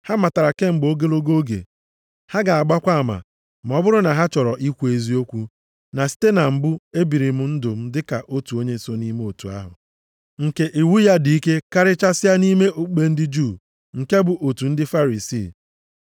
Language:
Igbo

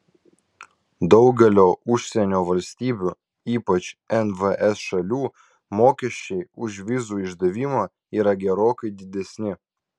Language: Lithuanian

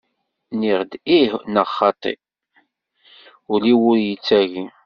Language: Kabyle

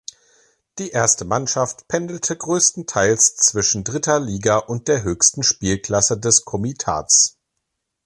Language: German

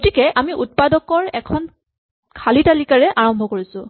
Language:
Assamese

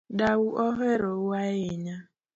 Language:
Luo (Kenya and Tanzania)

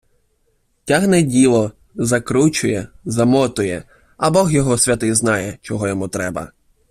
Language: Ukrainian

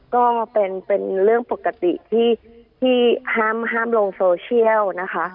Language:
Thai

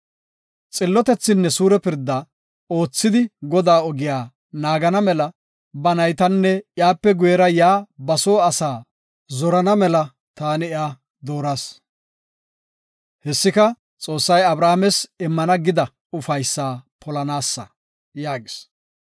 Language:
Gofa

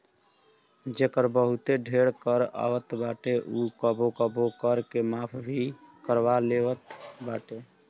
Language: Bhojpuri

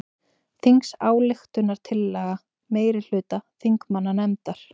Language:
Icelandic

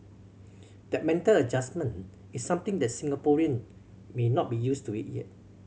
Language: English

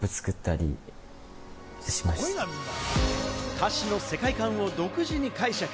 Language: Japanese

